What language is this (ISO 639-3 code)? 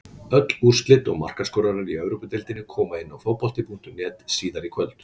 isl